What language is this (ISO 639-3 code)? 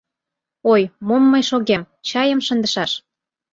chm